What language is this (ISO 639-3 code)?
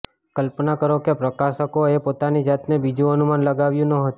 guj